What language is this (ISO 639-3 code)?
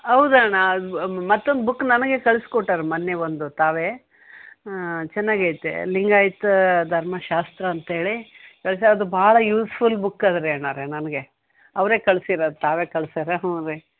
kan